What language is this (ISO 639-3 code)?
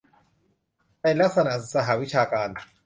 tha